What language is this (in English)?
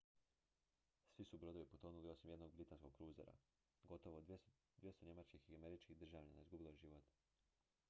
Croatian